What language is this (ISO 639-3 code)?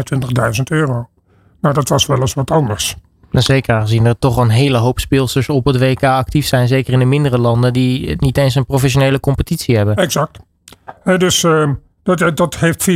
nld